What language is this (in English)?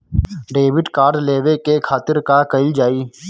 Bhojpuri